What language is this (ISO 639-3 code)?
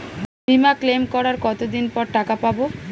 ben